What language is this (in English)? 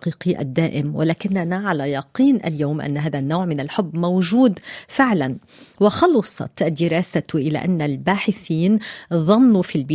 Arabic